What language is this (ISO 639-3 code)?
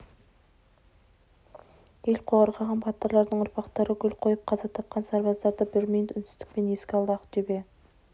kaz